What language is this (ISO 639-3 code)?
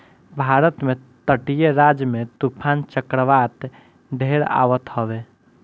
bho